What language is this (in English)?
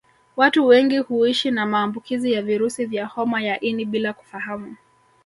Swahili